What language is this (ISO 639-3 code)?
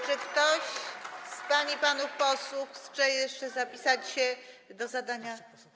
pol